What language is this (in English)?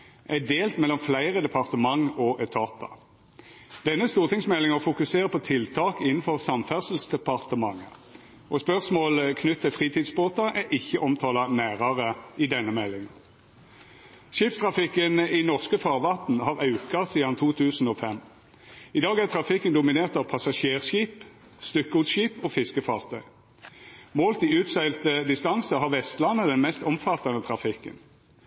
Norwegian Nynorsk